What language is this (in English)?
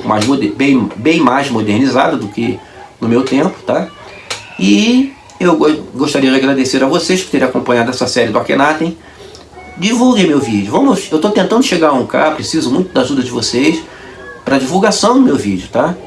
Portuguese